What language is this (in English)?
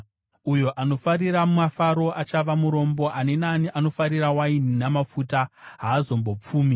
Shona